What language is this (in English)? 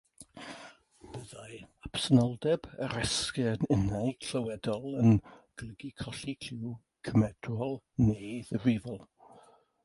Welsh